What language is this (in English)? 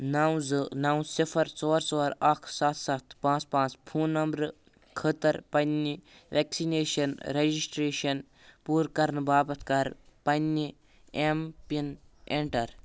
Kashmiri